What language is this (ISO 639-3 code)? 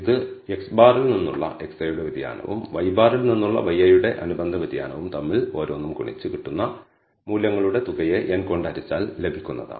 mal